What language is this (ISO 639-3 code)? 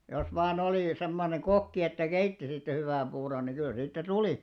fin